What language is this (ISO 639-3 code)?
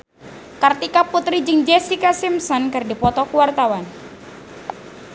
sun